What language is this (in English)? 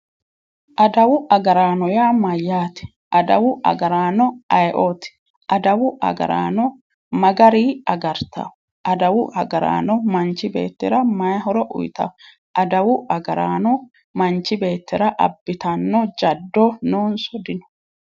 Sidamo